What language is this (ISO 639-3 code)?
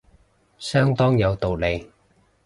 yue